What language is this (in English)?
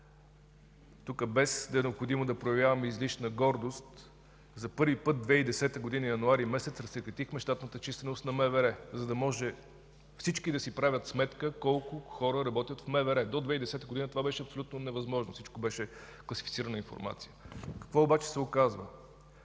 Bulgarian